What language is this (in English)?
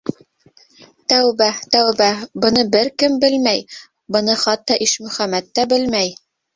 Bashkir